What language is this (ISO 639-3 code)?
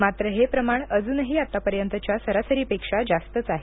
mar